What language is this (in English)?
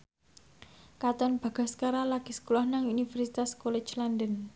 Javanese